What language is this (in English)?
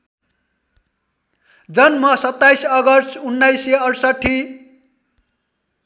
Nepali